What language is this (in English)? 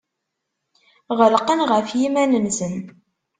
Kabyle